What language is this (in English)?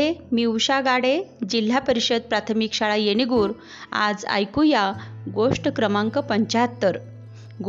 Marathi